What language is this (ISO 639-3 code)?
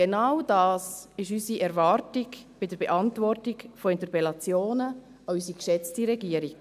gsw